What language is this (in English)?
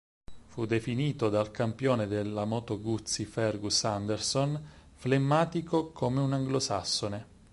Italian